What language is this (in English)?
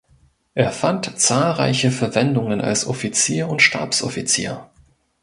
German